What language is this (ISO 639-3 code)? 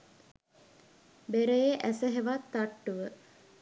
sin